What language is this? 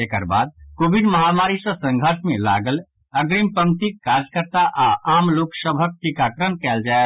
Maithili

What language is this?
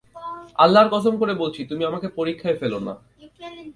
Bangla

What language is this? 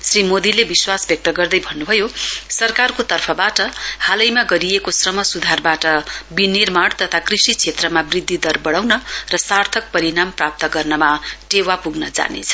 Nepali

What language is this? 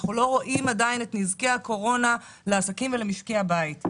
Hebrew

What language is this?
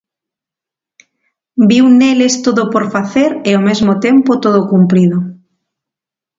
Galician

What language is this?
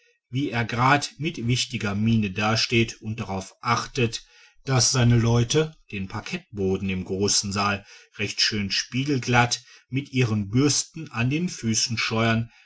German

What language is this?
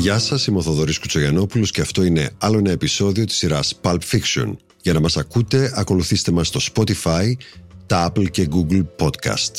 Greek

